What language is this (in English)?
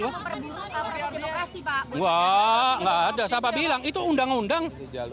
Indonesian